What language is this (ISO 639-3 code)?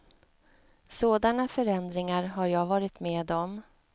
swe